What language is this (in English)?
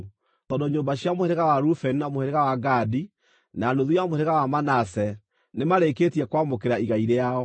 Kikuyu